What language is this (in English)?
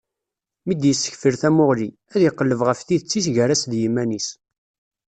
Kabyle